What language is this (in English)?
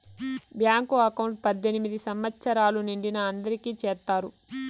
Telugu